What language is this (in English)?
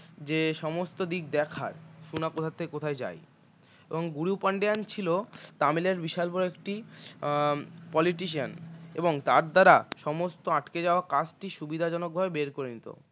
Bangla